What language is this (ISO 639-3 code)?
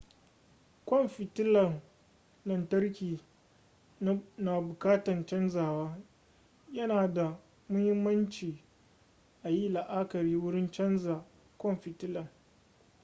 hau